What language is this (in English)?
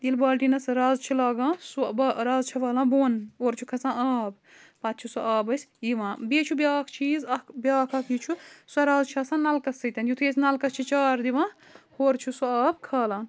Kashmiri